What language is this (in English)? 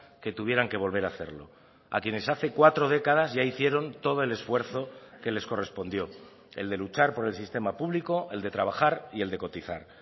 Spanish